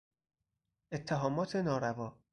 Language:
Persian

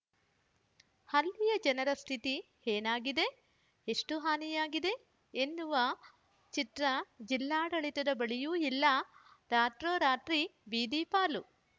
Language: Kannada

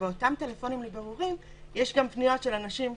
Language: Hebrew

